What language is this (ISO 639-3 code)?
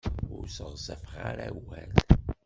kab